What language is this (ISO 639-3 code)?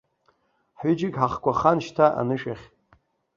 abk